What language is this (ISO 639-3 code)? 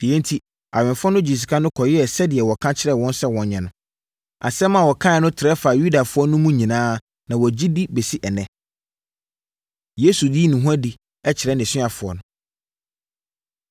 aka